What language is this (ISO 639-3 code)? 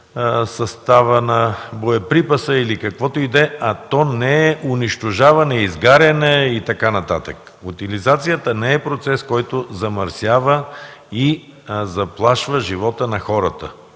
bul